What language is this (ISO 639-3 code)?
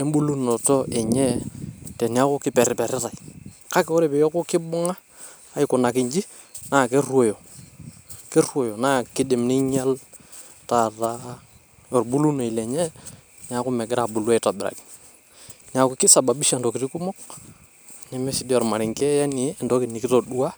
mas